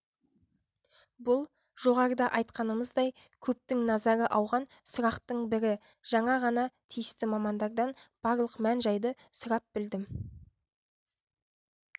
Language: Kazakh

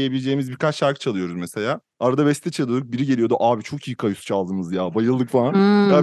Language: Turkish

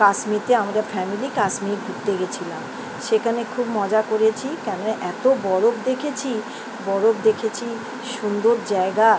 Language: Bangla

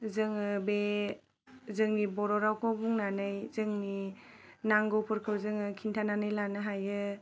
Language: Bodo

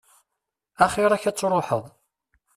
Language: Kabyle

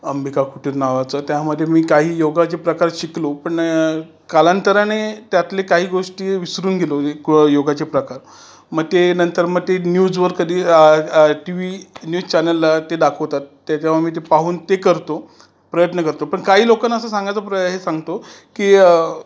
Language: Marathi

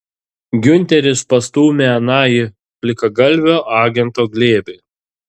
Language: Lithuanian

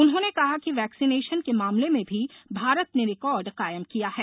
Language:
Hindi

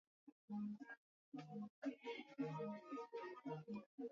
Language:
Swahili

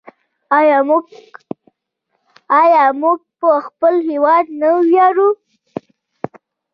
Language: Pashto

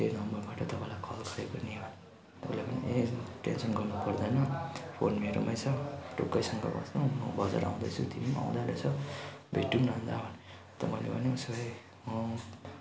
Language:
Nepali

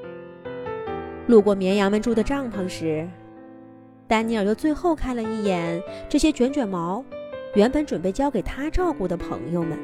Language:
Chinese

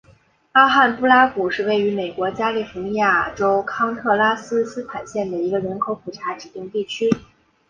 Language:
Chinese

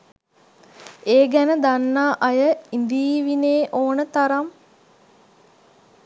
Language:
Sinhala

